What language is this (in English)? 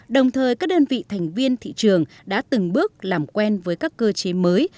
Vietnamese